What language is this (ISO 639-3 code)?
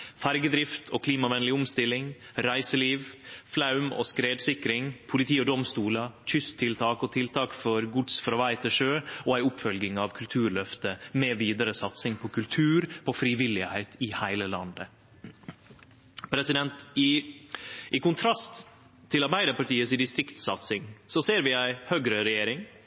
nno